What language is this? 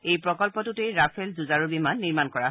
Assamese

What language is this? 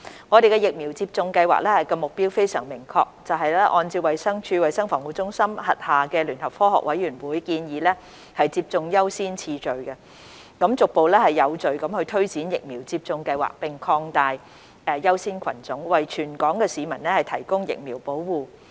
Cantonese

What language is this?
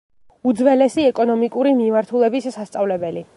Georgian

